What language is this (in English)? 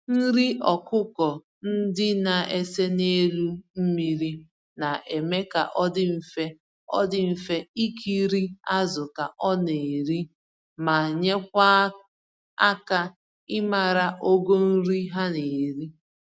Igbo